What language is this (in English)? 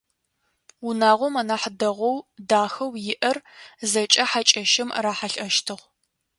Adyghe